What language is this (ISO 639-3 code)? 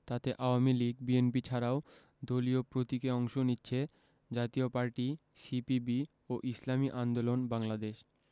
ben